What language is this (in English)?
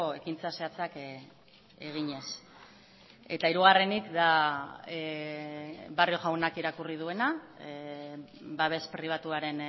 Basque